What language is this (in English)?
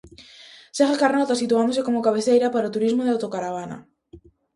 Galician